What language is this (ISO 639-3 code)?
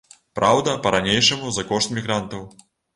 bel